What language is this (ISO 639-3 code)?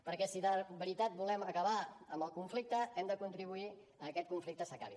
cat